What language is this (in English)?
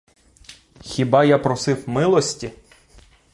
Ukrainian